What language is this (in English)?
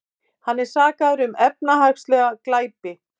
Icelandic